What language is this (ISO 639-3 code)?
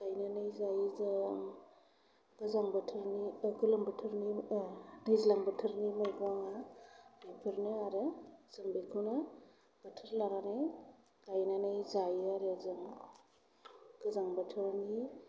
brx